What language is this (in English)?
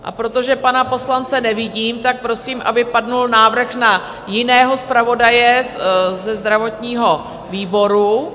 Czech